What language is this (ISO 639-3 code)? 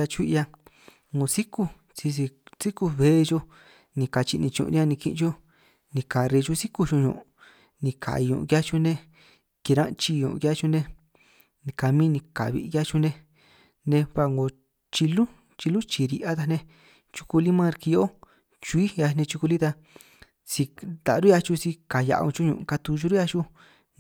trq